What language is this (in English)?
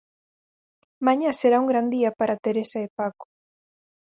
Galician